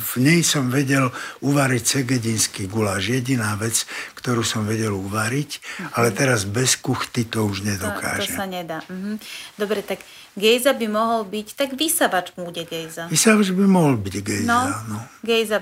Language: Slovak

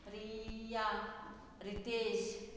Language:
Konkani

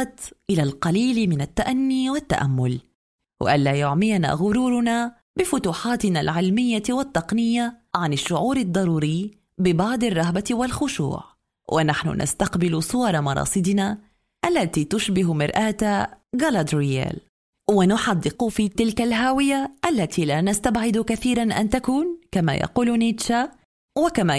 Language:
Arabic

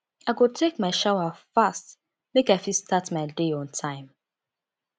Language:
Nigerian Pidgin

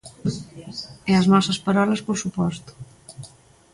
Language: Galician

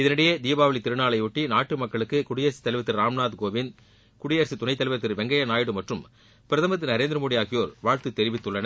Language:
Tamil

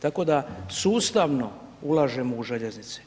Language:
Croatian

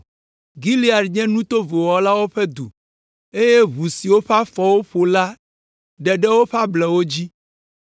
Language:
Ewe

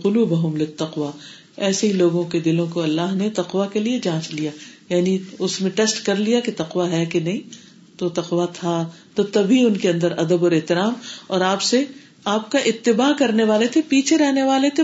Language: Urdu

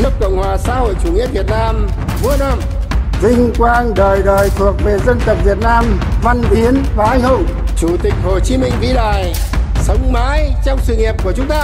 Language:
Vietnamese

